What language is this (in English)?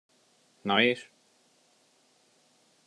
Hungarian